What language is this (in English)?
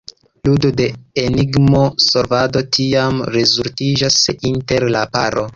Esperanto